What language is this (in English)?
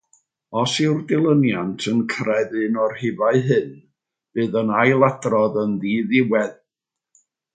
Welsh